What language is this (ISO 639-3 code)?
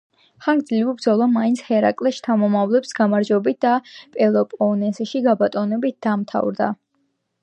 kat